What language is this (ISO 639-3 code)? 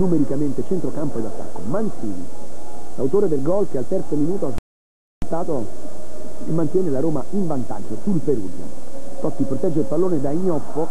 ita